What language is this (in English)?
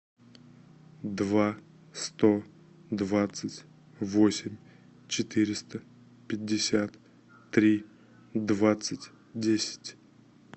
Russian